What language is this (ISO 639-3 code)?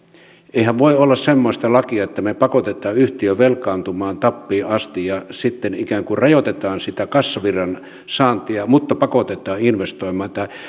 fin